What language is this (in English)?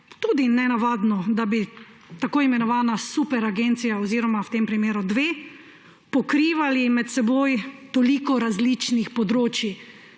Slovenian